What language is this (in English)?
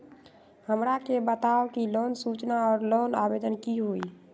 Magahi